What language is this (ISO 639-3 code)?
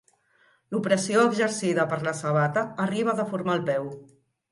cat